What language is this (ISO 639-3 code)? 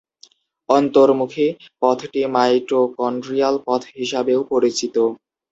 ben